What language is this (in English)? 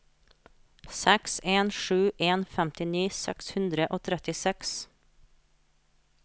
Norwegian